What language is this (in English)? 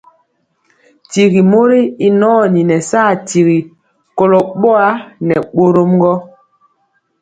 Mpiemo